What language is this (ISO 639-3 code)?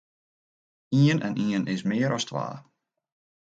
fry